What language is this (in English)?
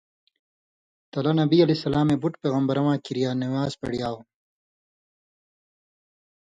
Indus Kohistani